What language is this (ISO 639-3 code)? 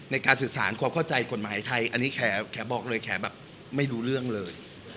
tha